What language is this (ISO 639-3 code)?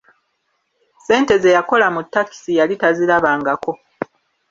lug